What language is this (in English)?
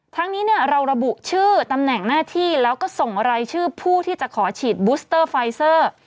Thai